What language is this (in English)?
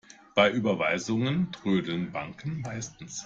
German